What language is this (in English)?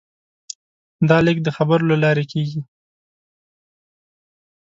Pashto